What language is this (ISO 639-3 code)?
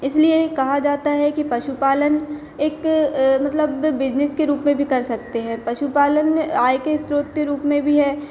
hin